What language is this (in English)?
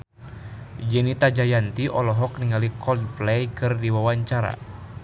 Sundanese